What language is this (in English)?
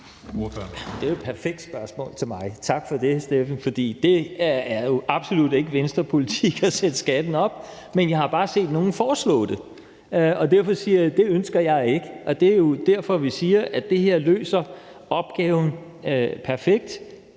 Danish